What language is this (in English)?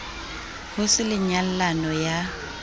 Southern Sotho